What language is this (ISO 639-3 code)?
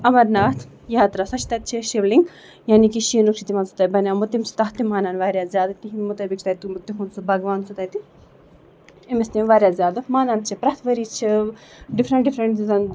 kas